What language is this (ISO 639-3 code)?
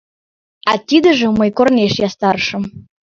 chm